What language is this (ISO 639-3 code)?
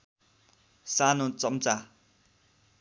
nep